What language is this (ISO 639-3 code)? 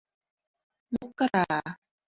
tha